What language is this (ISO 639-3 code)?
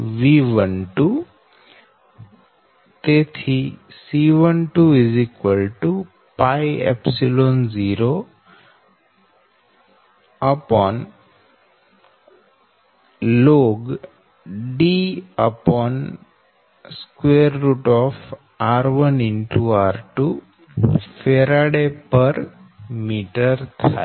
guj